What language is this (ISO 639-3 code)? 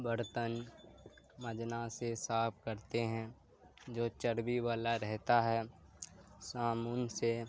urd